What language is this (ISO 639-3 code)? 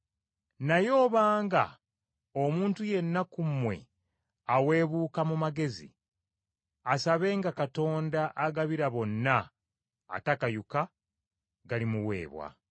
lug